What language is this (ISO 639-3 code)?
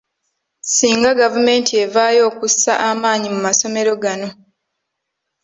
lug